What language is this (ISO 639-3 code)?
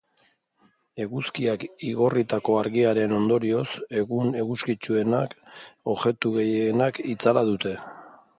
eus